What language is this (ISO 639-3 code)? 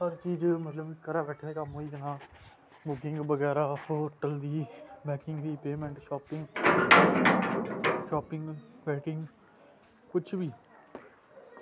doi